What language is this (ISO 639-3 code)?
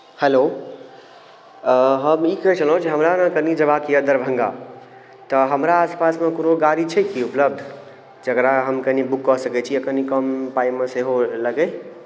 mai